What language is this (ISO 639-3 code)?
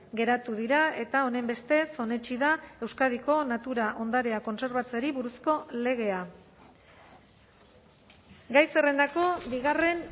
eus